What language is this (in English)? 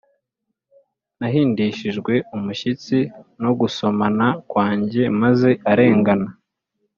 Kinyarwanda